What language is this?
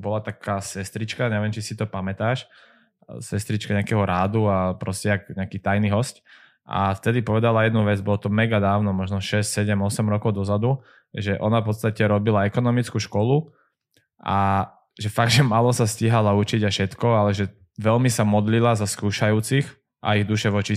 Slovak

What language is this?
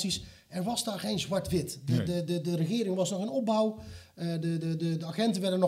Dutch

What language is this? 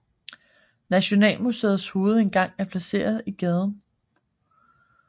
Danish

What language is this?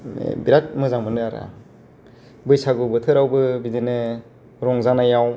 Bodo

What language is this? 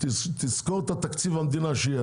Hebrew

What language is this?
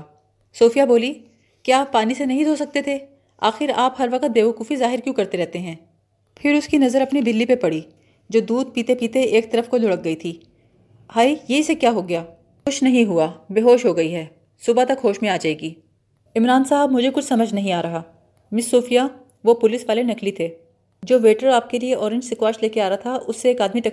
Urdu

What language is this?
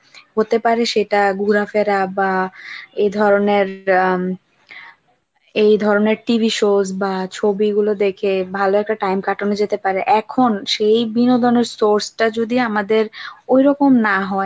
Bangla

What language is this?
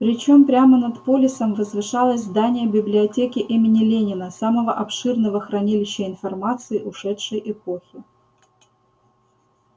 Russian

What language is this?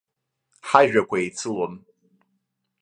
Abkhazian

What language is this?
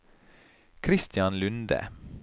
Norwegian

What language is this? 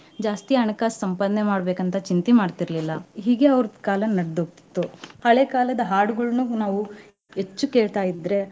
Kannada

